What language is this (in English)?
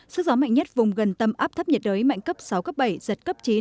Vietnamese